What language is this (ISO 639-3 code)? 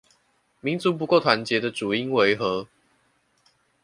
zho